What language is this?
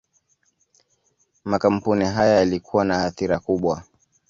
Swahili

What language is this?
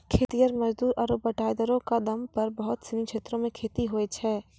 Maithili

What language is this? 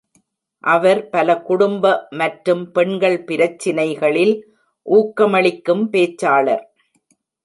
Tamil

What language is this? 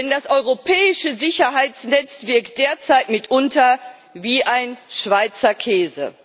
German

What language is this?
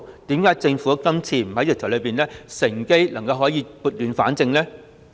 Cantonese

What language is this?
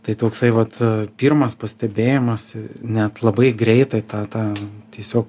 Lithuanian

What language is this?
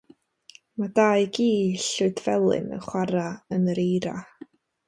Welsh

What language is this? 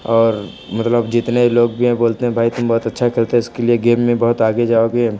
Hindi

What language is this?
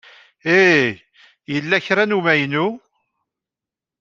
Kabyle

